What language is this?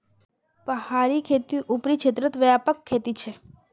Magahi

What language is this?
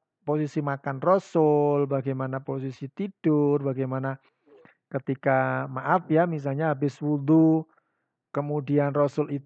Indonesian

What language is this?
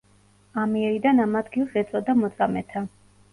Georgian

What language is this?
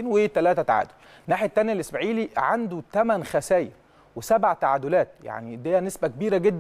Arabic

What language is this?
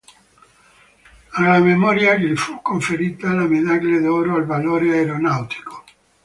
Italian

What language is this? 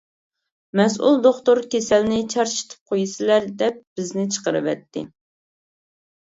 Uyghur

